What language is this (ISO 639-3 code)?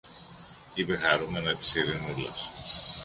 ell